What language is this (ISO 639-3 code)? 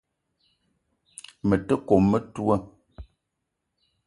eto